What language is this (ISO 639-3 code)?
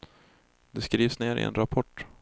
swe